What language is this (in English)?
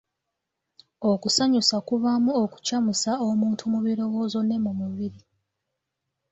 Ganda